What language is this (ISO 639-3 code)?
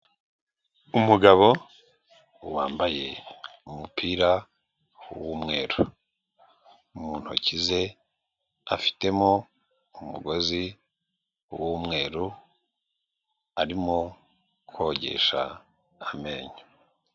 kin